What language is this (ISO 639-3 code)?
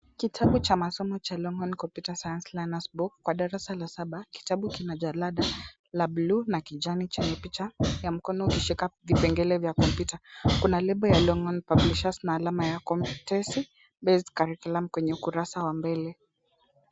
swa